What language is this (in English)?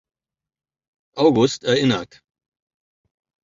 German